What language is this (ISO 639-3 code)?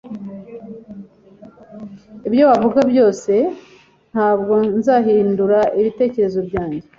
kin